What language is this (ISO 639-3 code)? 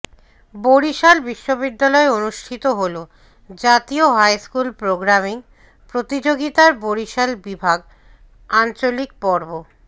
ben